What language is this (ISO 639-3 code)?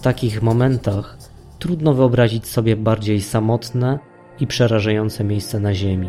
pol